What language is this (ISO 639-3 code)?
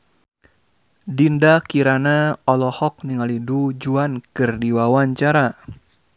sun